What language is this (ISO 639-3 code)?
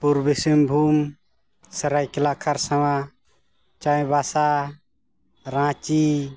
sat